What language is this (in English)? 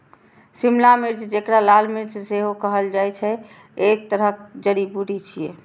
Maithili